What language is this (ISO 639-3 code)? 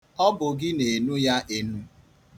ibo